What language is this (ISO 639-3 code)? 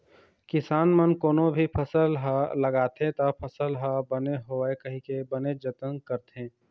hne